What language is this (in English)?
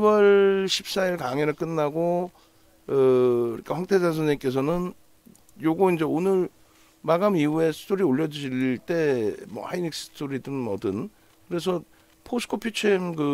Korean